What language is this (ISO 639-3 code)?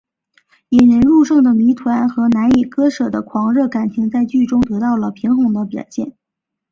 zho